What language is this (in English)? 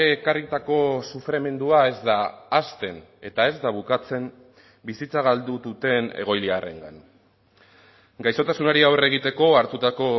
Basque